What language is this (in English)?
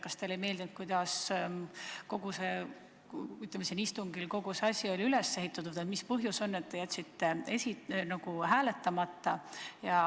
Estonian